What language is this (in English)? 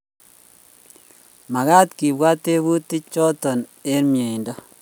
Kalenjin